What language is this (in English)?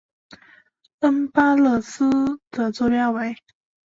Chinese